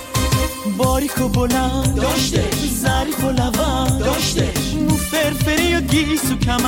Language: Persian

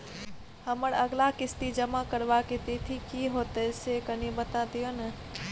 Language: Maithili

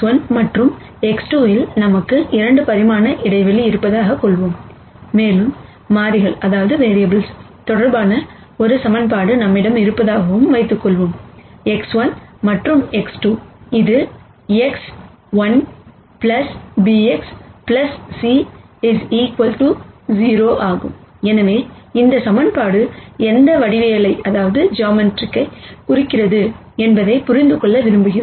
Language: Tamil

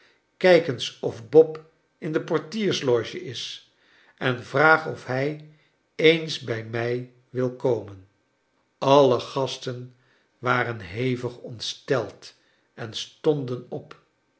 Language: Dutch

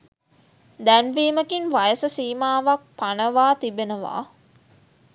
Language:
Sinhala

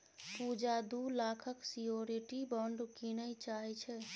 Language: Maithili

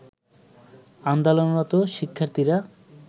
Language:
Bangla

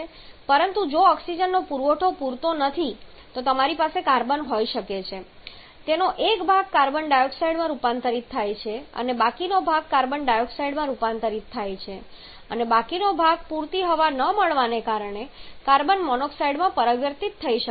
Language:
Gujarati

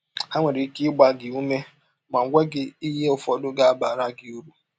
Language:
Igbo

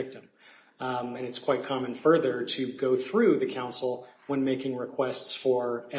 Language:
English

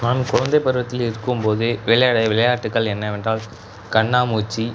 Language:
Tamil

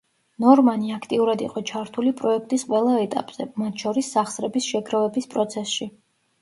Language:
Georgian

